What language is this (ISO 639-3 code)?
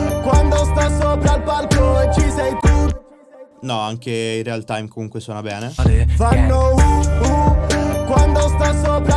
ita